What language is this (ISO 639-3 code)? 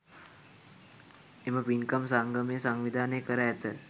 sin